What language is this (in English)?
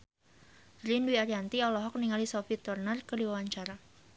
Sundanese